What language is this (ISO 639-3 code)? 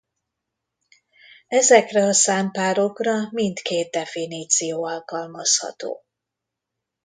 hun